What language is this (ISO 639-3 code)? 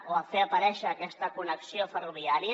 cat